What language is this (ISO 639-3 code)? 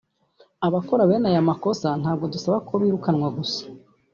kin